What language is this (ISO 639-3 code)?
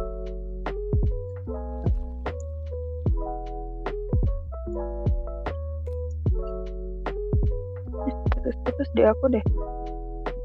ind